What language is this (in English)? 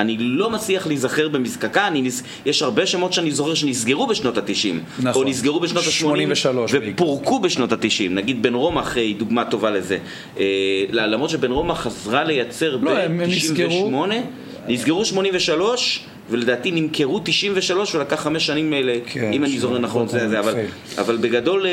Hebrew